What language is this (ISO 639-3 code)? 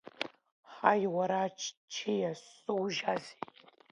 abk